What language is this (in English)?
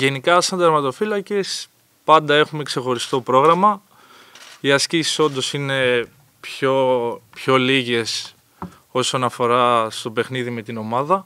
Greek